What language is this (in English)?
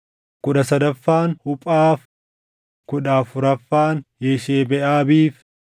Oromo